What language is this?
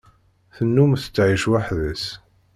Kabyle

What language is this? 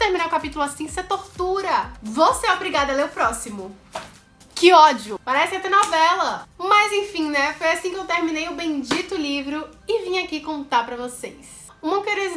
Portuguese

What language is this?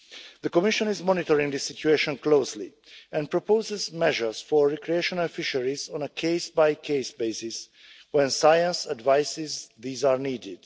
English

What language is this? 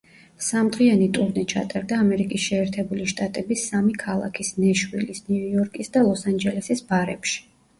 Georgian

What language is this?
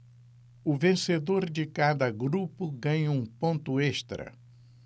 Portuguese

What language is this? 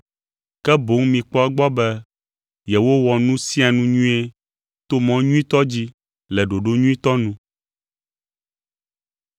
Ewe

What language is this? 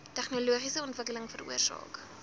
Afrikaans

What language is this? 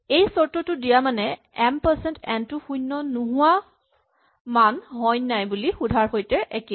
Assamese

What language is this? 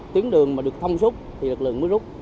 Vietnamese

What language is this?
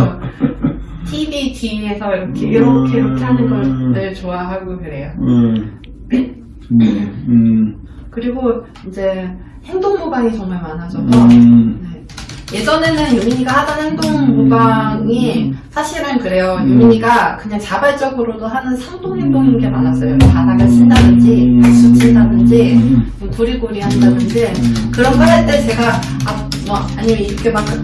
Korean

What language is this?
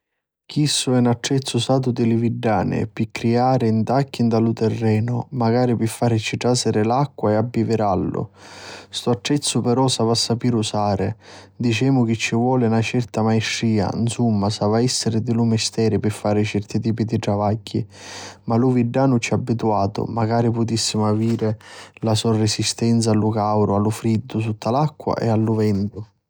Sicilian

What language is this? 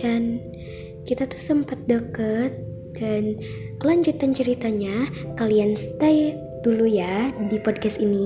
Indonesian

